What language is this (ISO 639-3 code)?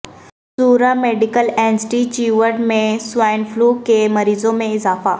urd